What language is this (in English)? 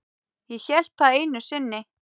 Icelandic